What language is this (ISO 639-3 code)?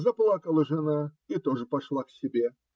rus